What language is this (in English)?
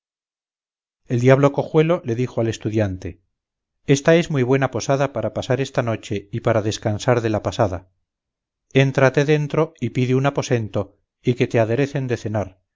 Spanish